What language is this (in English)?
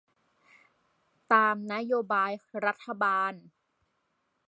Thai